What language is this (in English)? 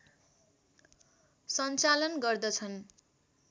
Nepali